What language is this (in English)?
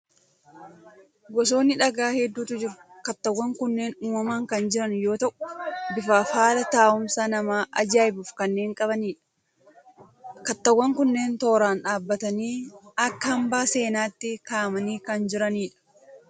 Oromo